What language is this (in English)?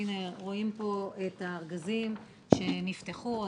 Hebrew